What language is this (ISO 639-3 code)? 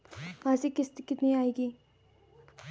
hin